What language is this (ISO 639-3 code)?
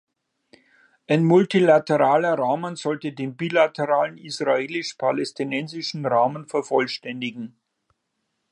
deu